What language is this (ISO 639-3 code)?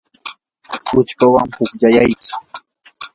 qur